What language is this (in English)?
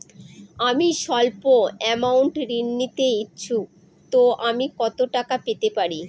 Bangla